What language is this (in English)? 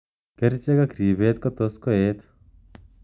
Kalenjin